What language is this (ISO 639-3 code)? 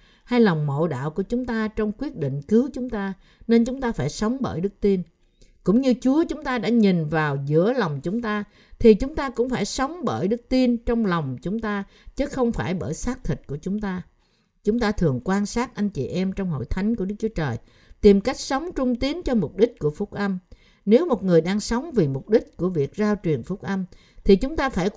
vie